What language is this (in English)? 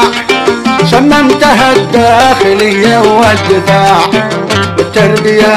Arabic